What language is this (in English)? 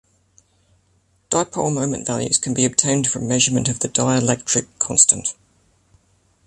English